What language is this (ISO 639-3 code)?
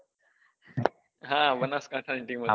guj